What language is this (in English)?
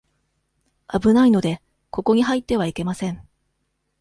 Japanese